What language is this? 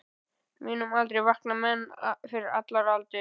Icelandic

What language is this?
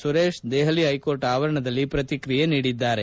Kannada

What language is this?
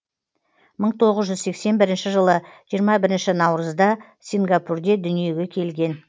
Kazakh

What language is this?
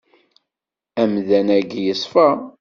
Kabyle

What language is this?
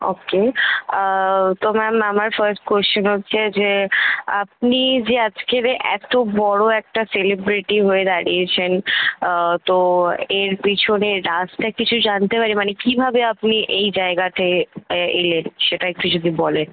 Bangla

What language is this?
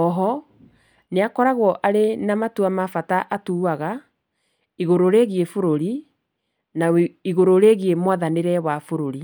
Kikuyu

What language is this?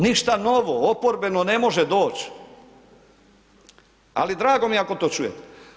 Croatian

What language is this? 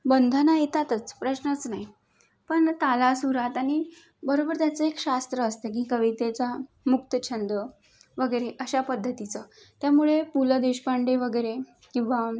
Marathi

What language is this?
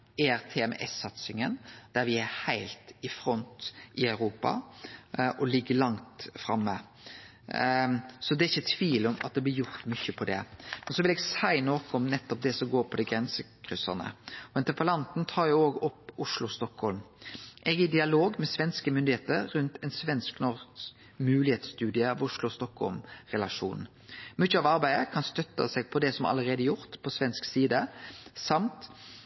Norwegian Nynorsk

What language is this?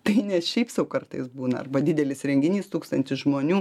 Lithuanian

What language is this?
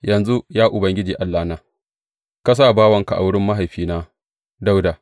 Hausa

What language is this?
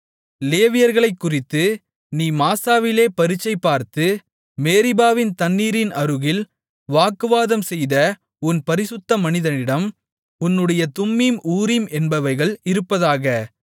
Tamil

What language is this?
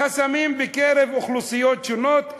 Hebrew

